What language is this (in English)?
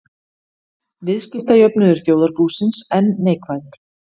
Icelandic